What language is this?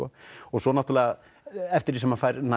Icelandic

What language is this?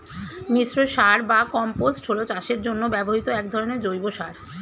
Bangla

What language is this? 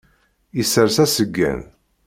Kabyle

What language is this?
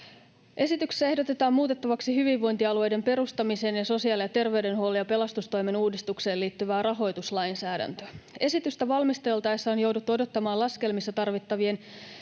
Finnish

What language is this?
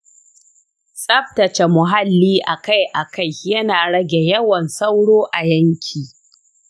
Hausa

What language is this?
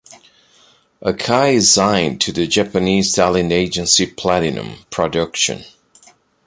English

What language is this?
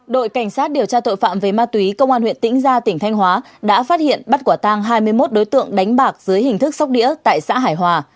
Vietnamese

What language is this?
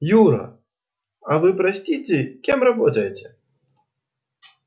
Russian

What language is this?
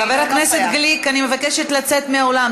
Hebrew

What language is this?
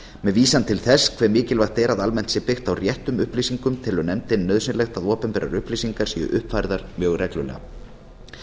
Icelandic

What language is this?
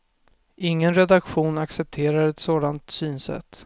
Swedish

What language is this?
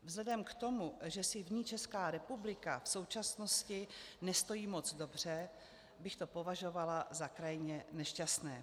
Czech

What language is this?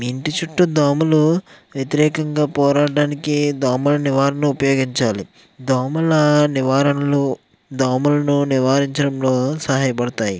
Telugu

